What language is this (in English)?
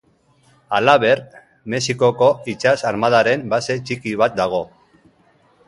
Basque